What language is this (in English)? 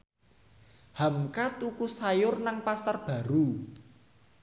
Javanese